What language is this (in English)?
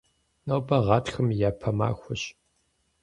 Kabardian